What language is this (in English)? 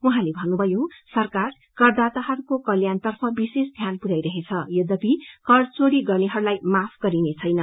Nepali